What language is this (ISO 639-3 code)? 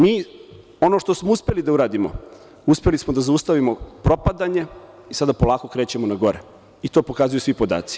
srp